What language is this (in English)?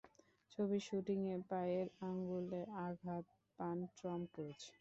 Bangla